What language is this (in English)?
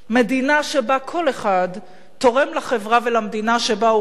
Hebrew